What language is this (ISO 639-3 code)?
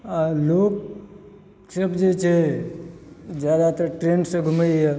mai